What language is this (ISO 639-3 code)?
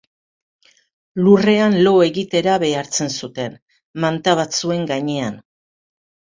eus